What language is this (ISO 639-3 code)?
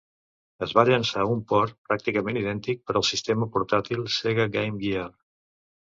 cat